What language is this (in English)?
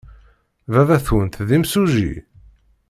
Kabyle